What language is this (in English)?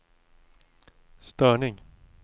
Swedish